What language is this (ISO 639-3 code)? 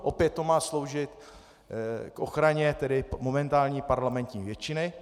ces